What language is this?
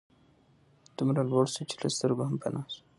Pashto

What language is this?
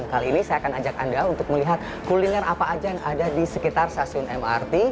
Indonesian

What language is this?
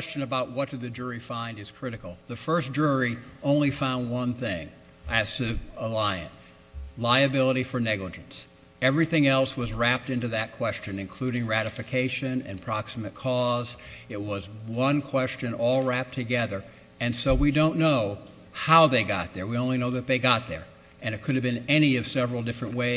English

